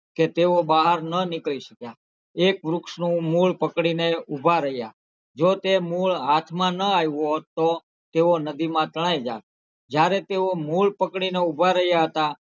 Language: Gujarati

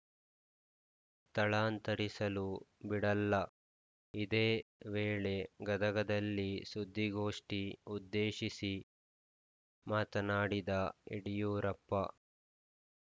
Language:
Kannada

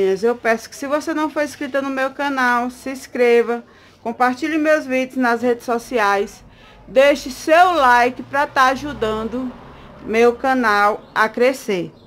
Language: Portuguese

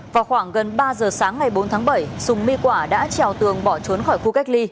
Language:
Vietnamese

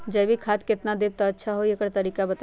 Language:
Magahi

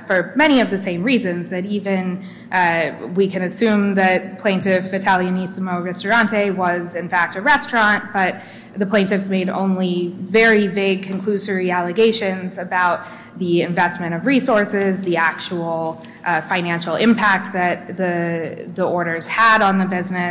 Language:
English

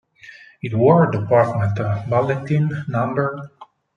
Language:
Italian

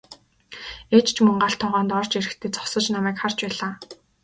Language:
Mongolian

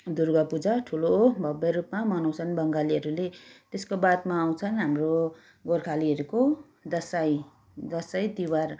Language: Nepali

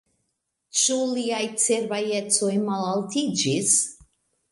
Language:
Esperanto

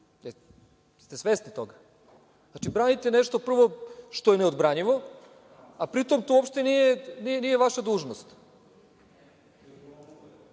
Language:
Serbian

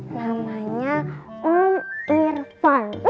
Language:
Indonesian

